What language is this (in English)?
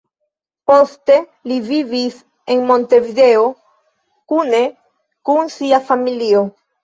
Esperanto